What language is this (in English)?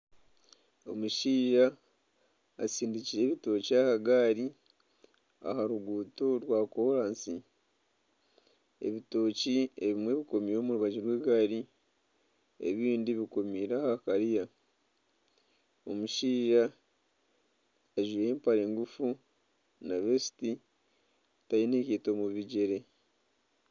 Nyankole